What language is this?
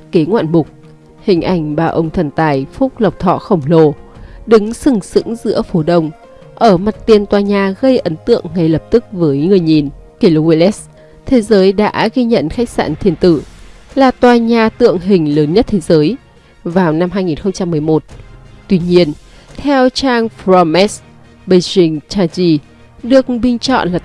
Vietnamese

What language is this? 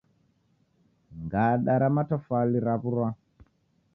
Taita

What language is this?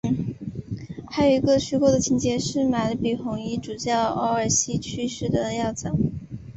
Chinese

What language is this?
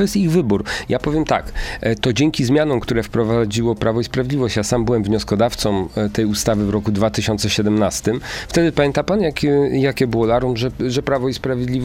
Polish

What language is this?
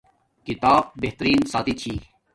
Domaaki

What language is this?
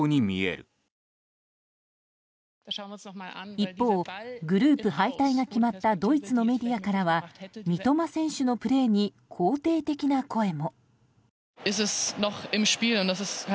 Japanese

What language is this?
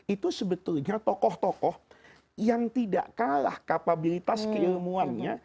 Indonesian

